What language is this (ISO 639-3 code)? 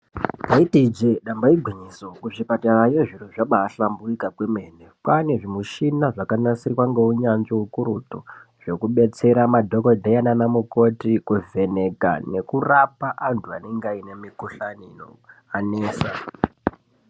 ndc